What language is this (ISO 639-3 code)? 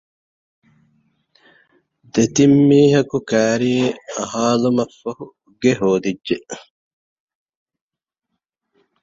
div